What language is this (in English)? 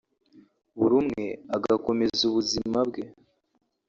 Kinyarwanda